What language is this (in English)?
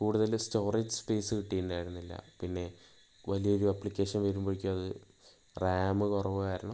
Malayalam